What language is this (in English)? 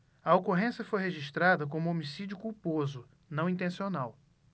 Portuguese